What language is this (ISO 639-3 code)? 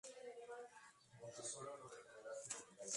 spa